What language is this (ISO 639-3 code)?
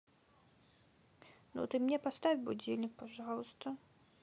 rus